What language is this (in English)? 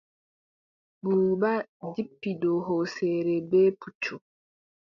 Adamawa Fulfulde